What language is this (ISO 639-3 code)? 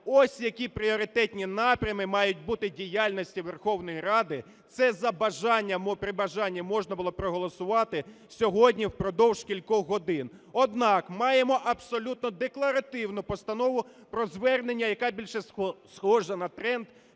ukr